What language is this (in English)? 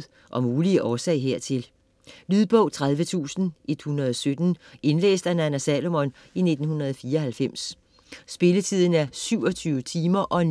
Danish